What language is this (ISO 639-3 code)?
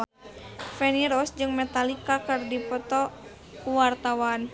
sun